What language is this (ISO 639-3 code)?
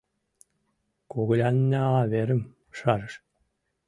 chm